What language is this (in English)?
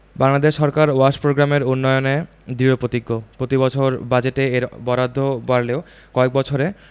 Bangla